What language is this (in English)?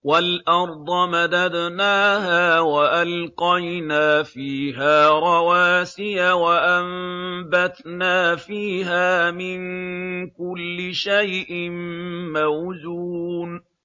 Arabic